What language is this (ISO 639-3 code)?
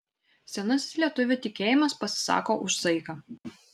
lit